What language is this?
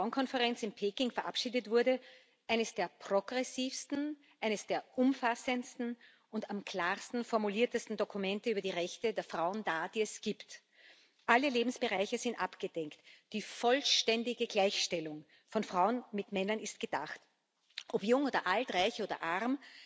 German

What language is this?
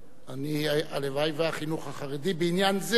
Hebrew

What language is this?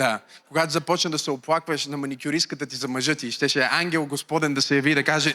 Bulgarian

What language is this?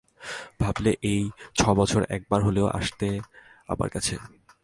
Bangla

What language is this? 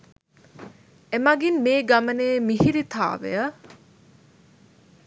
Sinhala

